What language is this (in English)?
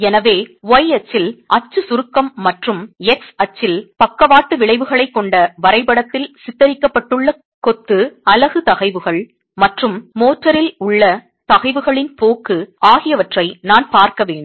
Tamil